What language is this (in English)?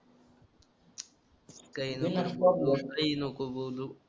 Marathi